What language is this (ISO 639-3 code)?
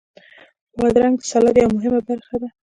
pus